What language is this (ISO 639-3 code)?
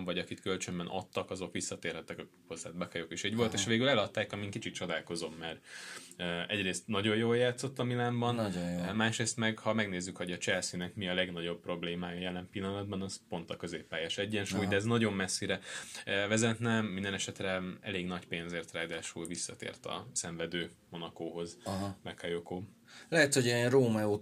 hun